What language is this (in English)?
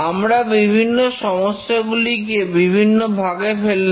Bangla